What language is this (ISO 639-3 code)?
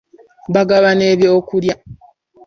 lug